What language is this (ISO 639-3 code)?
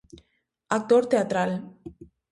glg